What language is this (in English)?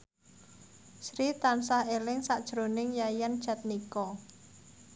Javanese